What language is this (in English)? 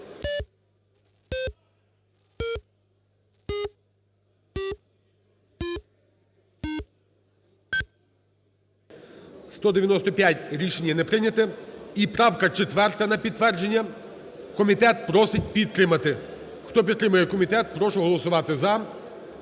Ukrainian